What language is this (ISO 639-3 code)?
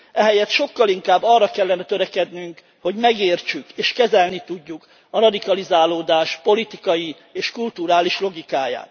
hun